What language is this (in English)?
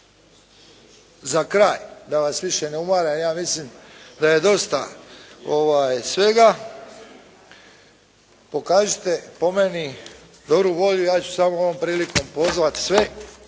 Croatian